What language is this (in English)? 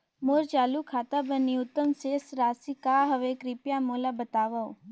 Chhattisgarhi